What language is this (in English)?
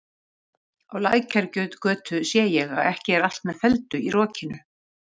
Icelandic